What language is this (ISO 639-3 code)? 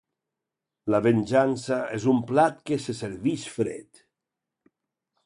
cat